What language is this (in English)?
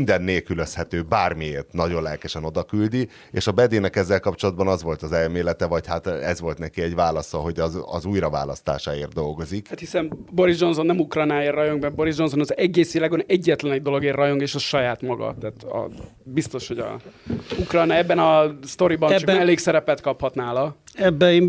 Hungarian